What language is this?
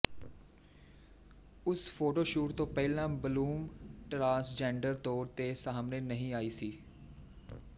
Punjabi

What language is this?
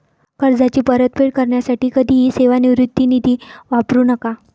Marathi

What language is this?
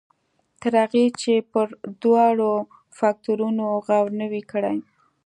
Pashto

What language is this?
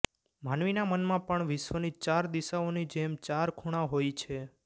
Gujarati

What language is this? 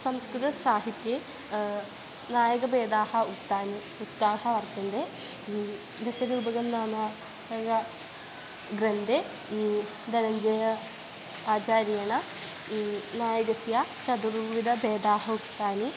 Sanskrit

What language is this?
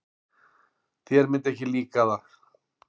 Icelandic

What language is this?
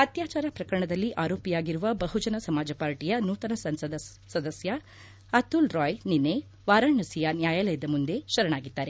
Kannada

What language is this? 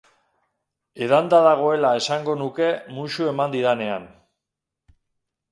Basque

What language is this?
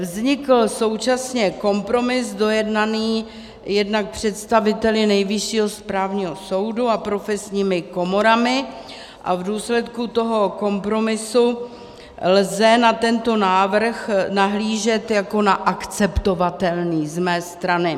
Czech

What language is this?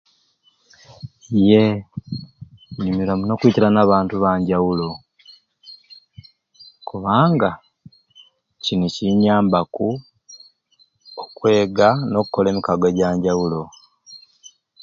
Ruuli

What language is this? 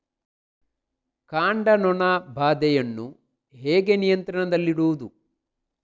Kannada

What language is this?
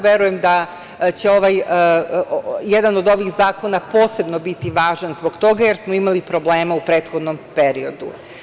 Serbian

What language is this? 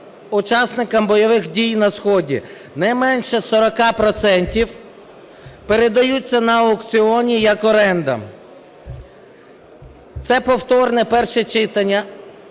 Ukrainian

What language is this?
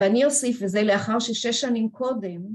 Hebrew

